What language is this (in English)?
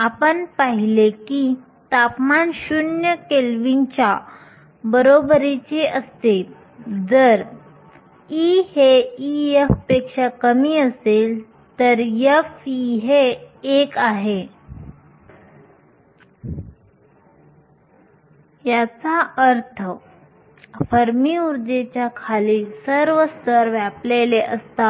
Marathi